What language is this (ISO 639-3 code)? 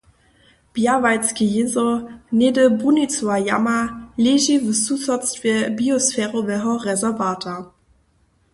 hsb